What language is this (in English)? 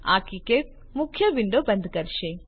Gujarati